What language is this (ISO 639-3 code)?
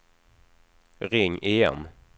swe